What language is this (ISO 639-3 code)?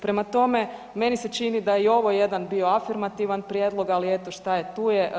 hrv